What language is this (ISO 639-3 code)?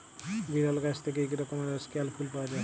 ben